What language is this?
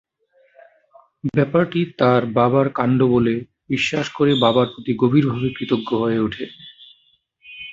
Bangla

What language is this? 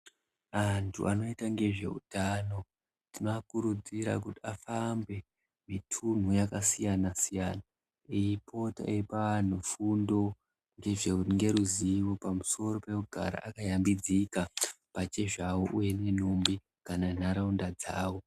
Ndau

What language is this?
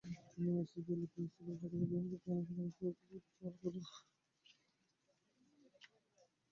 Bangla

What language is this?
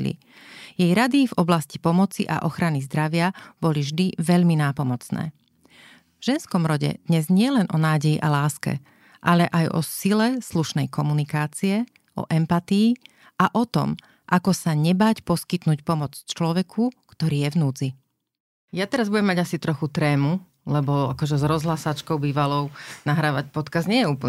Slovak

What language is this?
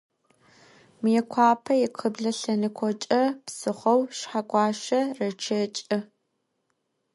Adyghe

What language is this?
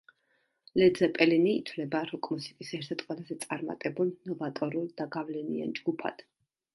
Georgian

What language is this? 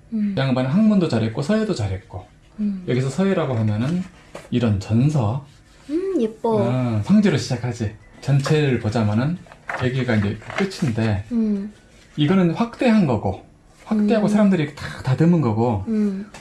Korean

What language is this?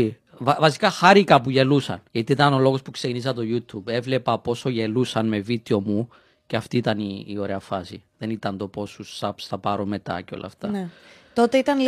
Greek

